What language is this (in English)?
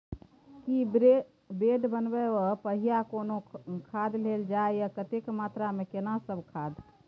Maithili